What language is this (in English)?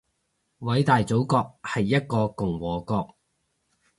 Cantonese